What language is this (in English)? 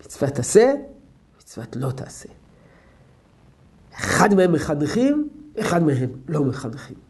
Hebrew